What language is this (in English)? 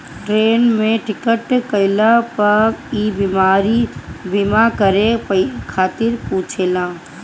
Bhojpuri